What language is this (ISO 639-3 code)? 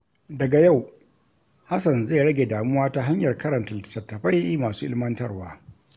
hau